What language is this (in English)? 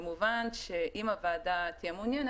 Hebrew